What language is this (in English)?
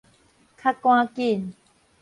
Min Nan Chinese